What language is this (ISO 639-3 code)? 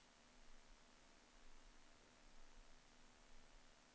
nor